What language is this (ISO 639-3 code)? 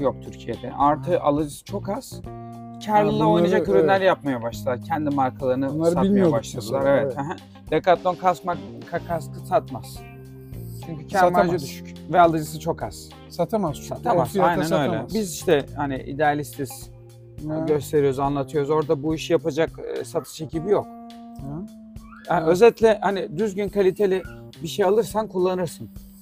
tur